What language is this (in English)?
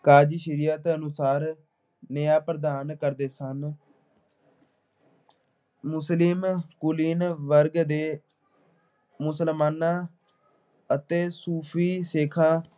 Punjabi